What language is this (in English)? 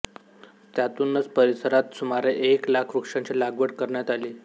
Marathi